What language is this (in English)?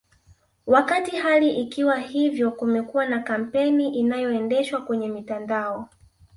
Swahili